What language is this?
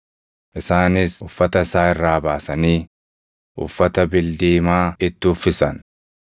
Oromo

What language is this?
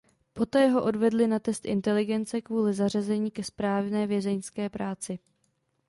Czech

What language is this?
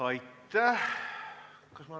Estonian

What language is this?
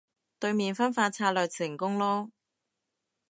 Cantonese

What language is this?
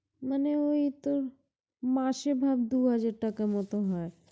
Bangla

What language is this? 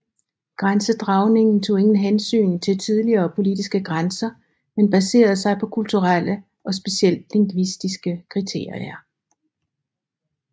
Danish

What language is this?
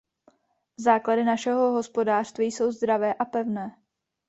Czech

